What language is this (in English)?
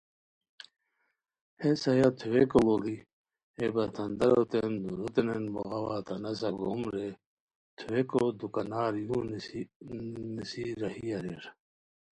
Khowar